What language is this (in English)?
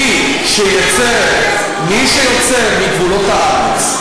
Hebrew